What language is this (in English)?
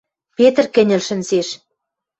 Western Mari